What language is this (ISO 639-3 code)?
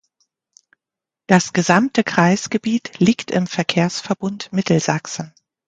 deu